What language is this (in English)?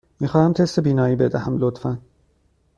Persian